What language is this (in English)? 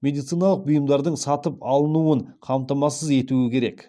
Kazakh